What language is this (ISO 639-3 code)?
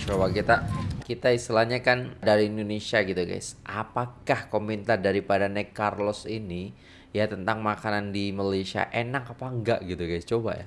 ind